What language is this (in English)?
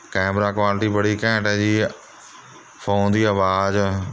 Punjabi